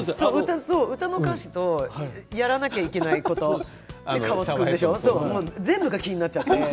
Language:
Japanese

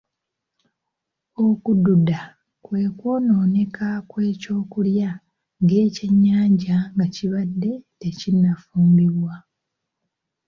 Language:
Ganda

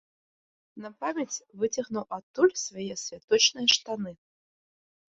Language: Belarusian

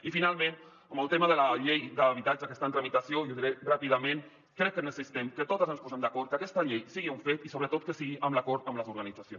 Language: Catalan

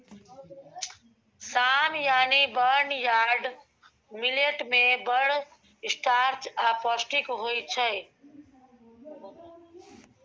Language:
Maithili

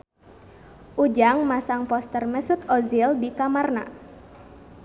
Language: Sundanese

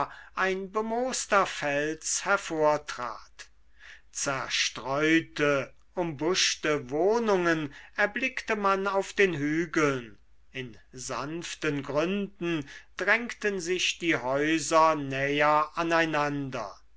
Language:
German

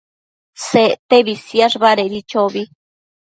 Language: Matsés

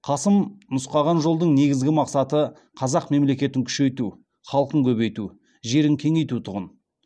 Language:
Kazakh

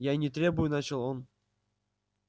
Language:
Russian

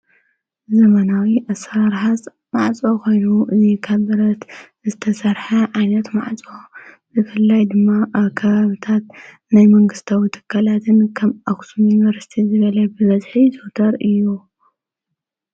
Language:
Tigrinya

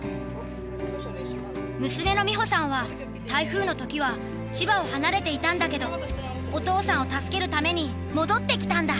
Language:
Japanese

